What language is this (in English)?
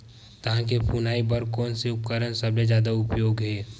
Chhattisgarhi